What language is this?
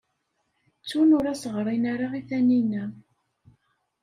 Kabyle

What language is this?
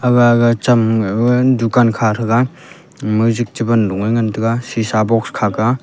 Wancho Naga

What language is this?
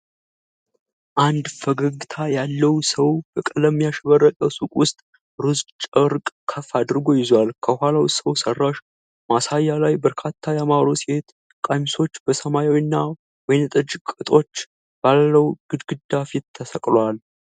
Amharic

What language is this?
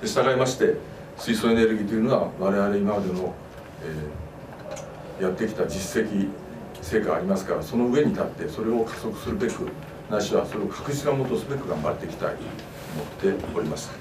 Japanese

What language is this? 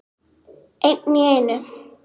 Icelandic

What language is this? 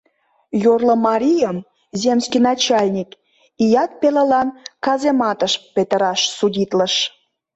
Mari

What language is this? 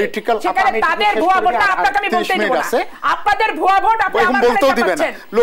Romanian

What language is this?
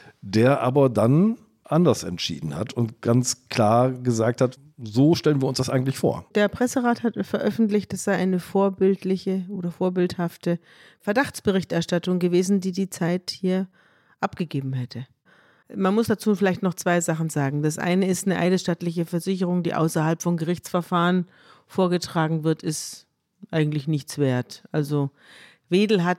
German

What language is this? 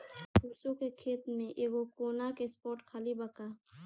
Bhojpuri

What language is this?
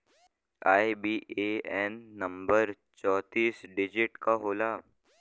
Bhojpuri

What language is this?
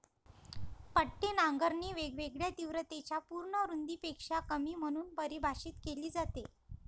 Marathi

